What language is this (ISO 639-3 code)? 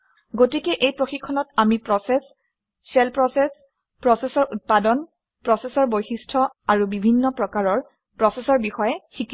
asm